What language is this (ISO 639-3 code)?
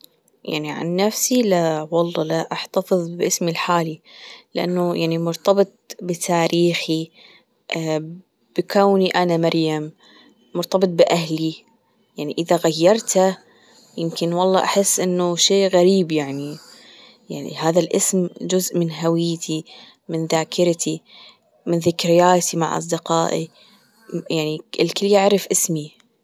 afb